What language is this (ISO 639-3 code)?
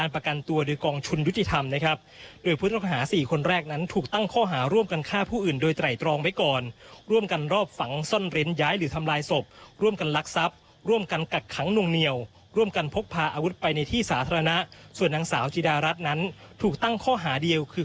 tha